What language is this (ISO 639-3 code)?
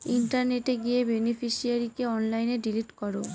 ben